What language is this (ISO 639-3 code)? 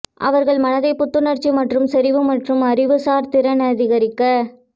tam